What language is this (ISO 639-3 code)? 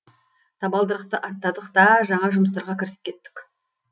kaz